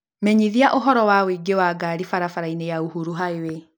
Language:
Kikuyu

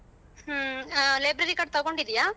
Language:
Kannada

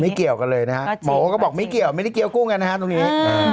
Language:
Thai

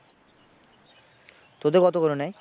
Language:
Bangla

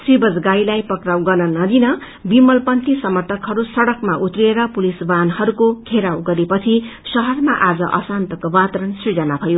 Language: Nepali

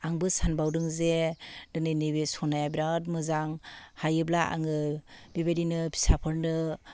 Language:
Bodo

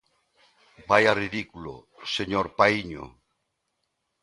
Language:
Galician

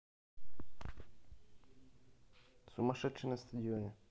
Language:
Russian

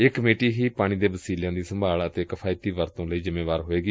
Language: Punjabi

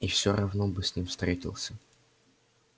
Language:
Russian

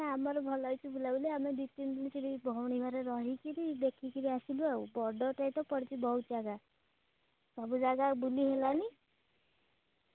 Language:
Odia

